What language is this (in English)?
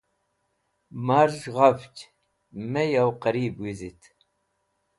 Wakhi